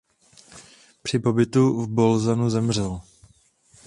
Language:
Czech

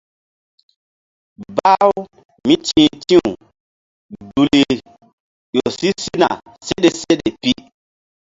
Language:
Mbum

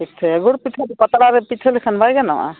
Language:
Santali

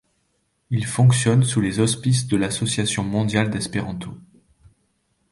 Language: French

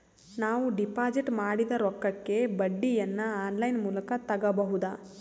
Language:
Kannada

